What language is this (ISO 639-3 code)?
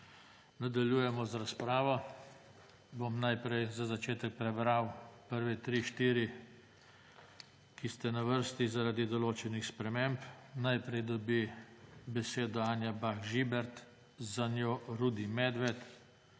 slv